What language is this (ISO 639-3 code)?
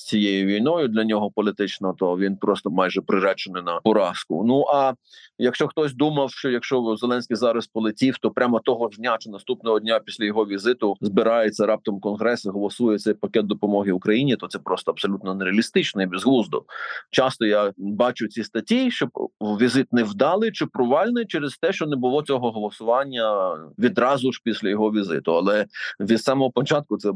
ukr